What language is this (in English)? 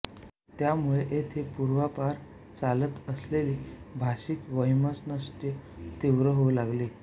Marathi